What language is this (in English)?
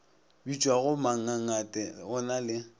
Northern Sotho